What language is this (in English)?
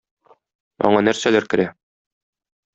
Tatar